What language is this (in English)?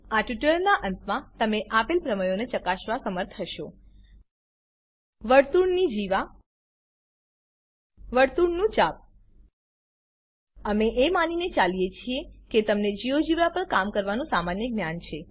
Gujarati